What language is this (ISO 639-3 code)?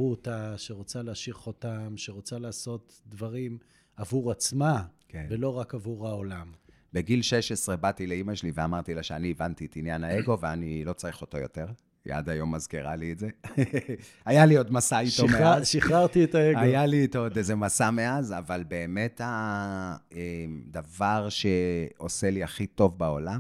heb